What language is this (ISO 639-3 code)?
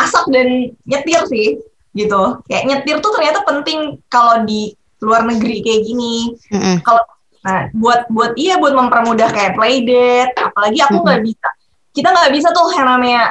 ind